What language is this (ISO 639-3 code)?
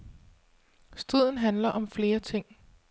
dan